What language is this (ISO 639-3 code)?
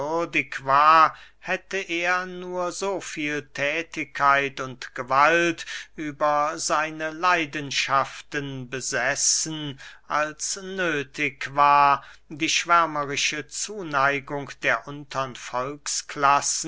deu